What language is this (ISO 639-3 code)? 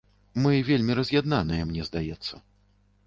bel